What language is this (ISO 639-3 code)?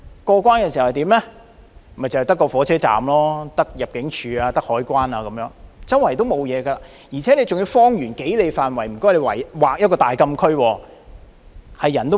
yue